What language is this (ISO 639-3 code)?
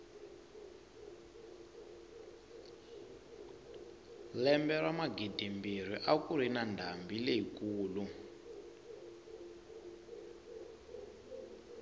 tso